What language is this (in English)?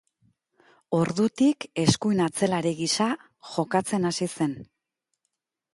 Basque